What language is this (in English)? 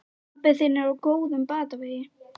Icelandic